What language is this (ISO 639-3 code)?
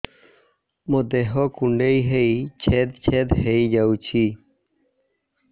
ori